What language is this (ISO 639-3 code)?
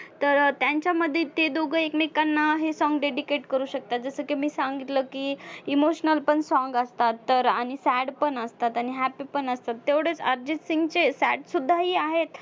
mar